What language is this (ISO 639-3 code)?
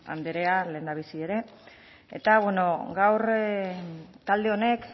eus